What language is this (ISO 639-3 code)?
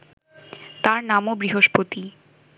ben